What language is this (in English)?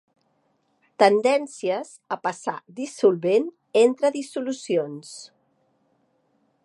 Catalan